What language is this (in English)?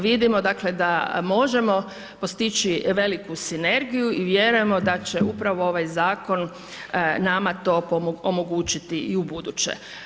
Croatian